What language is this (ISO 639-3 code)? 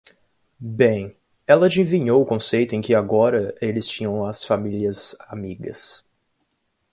por